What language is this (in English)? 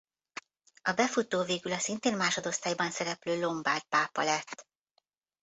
Hungarian